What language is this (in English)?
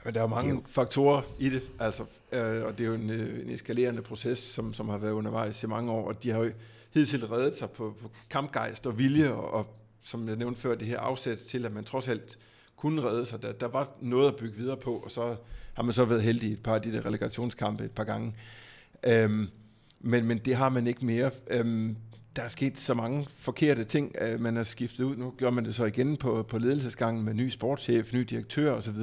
Danish